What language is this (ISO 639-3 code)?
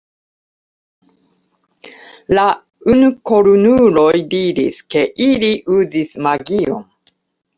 epo